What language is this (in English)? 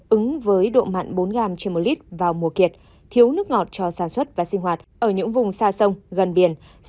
Vietnamese